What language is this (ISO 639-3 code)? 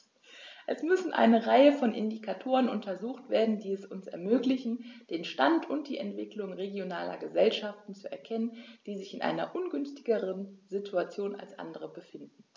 deu